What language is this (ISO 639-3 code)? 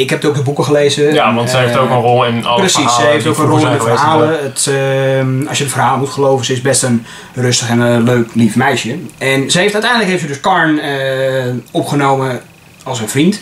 nld